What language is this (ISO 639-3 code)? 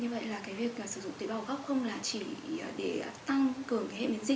vie